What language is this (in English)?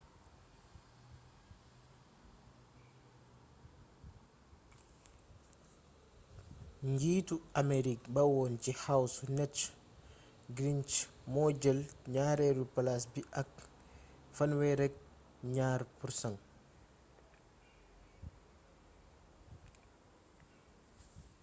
Wolof